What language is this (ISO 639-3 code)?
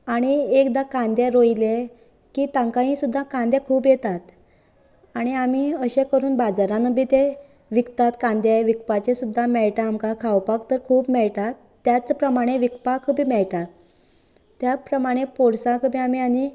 kok